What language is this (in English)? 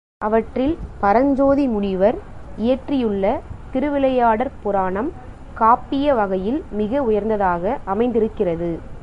Tamil